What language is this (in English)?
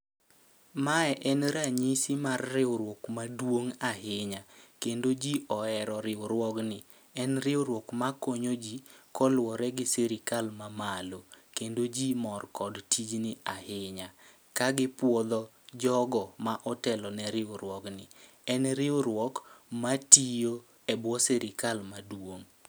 Luo (Kenya and Tanzania)